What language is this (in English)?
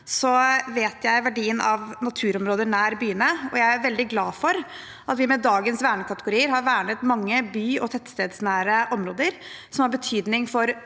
Norwegian